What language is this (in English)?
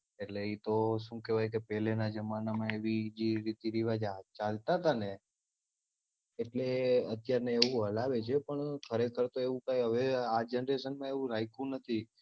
Gujarati